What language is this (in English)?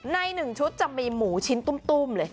Thai